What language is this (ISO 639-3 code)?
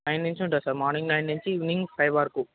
tel